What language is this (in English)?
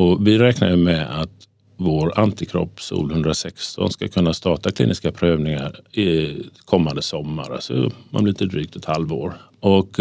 Swedish